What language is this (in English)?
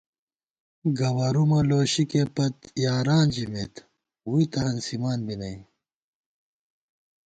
Gawar-Bati